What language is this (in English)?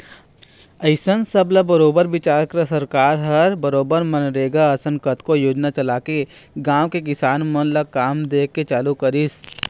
Chhattisgarhi